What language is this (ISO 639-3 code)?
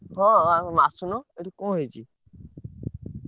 ori